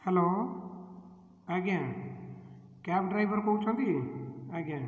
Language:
Odia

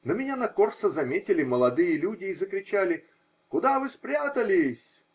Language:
Russian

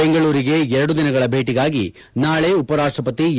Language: Kannada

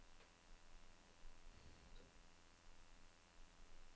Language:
Danish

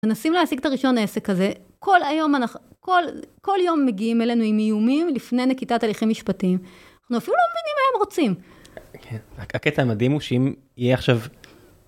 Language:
Hebrew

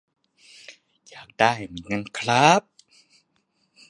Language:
Thai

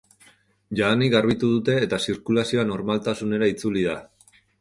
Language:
Basque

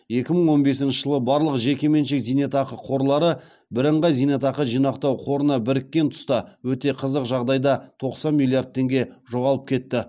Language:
Kazakh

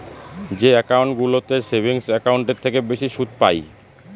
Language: Bangla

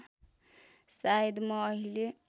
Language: Nepali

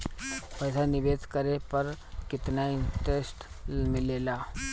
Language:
Bhojpuri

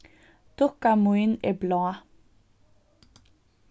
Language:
Faroese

